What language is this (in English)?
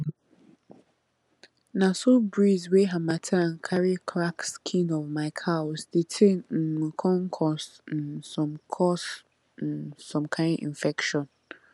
Nigerian Pidgin